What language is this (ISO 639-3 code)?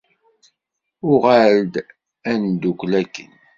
kab